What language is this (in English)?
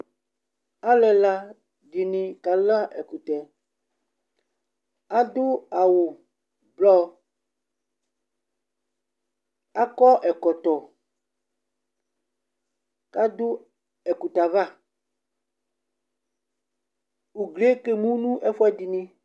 Ikposo